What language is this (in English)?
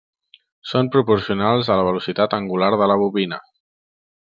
Catalan